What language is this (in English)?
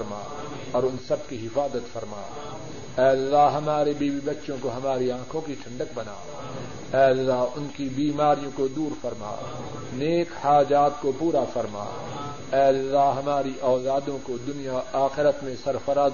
Urdu